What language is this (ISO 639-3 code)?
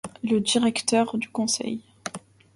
fra